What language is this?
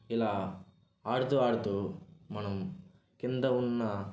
Telugu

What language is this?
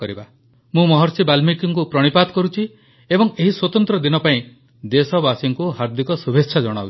Odia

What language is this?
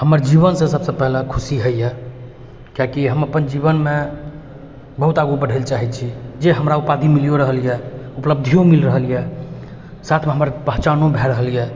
Maithili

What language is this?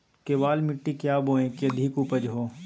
Magahi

